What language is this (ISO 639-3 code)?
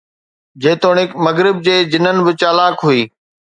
snd